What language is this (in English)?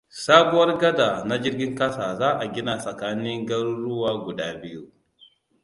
Hausa